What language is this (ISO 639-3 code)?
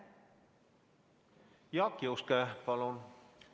est